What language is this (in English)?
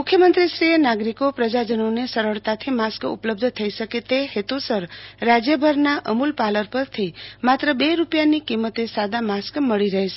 Gujarati